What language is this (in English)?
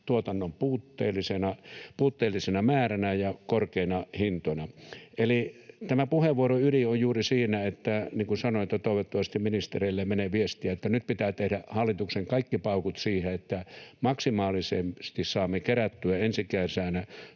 Finnish